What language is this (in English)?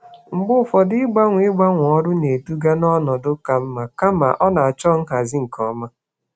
Igbo